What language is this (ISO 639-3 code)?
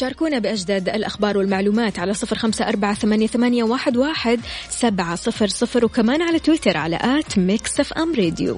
ara